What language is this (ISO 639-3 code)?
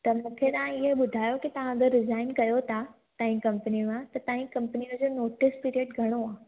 snd